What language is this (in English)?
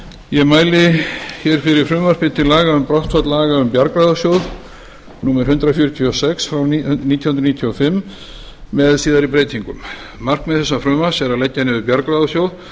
Icelandic